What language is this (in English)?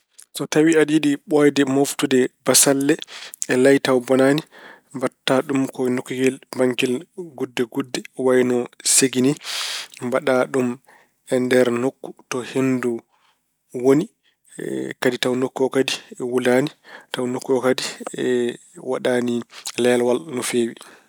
Fula